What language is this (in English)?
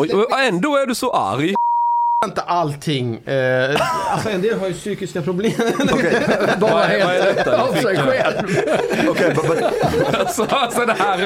Swedish